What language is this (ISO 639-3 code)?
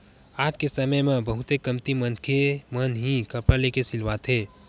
hne